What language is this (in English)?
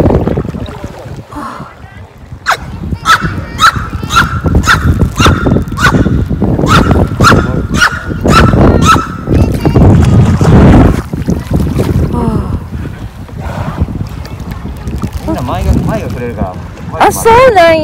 Japanese